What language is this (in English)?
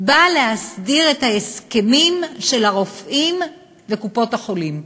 Hebrew